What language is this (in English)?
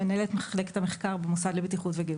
Hebrew